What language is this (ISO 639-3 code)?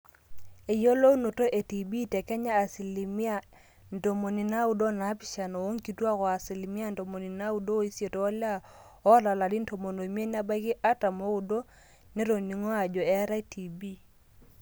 mas